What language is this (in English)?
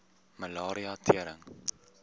Afrikaans